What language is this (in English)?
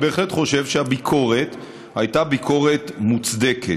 Hebrew